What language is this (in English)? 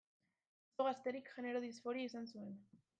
Basque